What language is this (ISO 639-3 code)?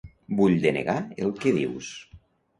cat